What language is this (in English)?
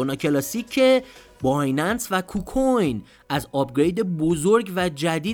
Persian